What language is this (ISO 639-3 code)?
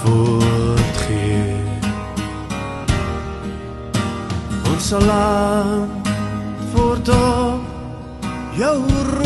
ell